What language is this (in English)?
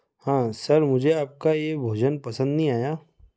Hindi